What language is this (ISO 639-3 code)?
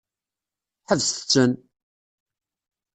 kab